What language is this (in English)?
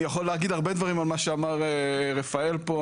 Hebrew